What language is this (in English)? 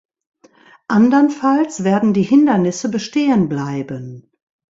German